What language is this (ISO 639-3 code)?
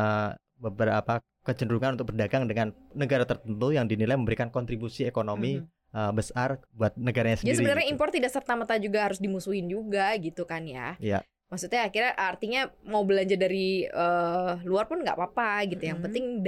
ind